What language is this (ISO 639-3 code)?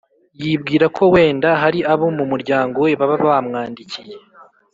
kin